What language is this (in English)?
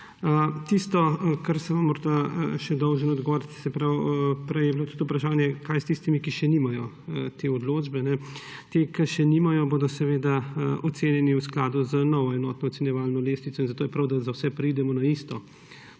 Slovenian